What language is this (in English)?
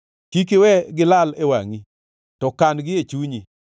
Luo (Kenya and Tanzania)